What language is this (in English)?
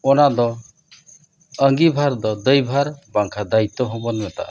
Santali